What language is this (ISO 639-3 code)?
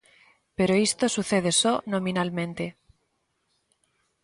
glg